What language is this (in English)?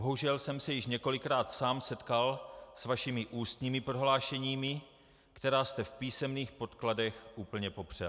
Czech